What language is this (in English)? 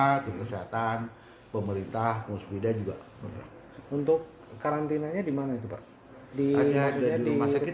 Indonesian